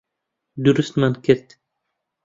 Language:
Central Kurdish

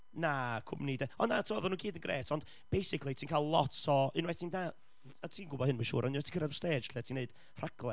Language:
Welsh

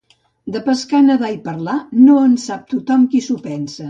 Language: Catalan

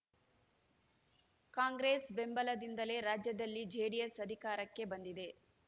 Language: Kannada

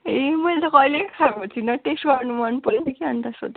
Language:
Nepali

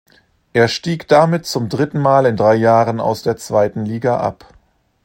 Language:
German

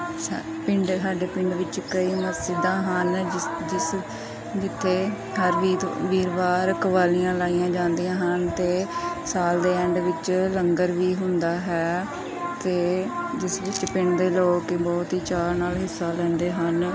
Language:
Punjabi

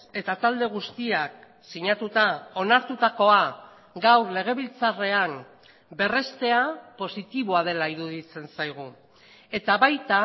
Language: Basque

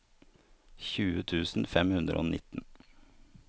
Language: Norwegian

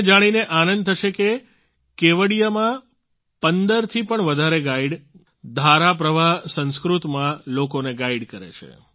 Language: Gujarati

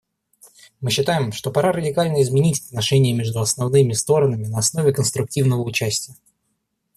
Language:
Russian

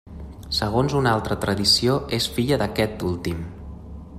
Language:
Catalan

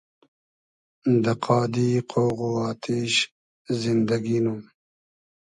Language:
Hazaragi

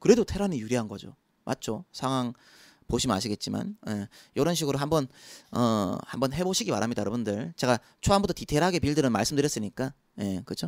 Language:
Korean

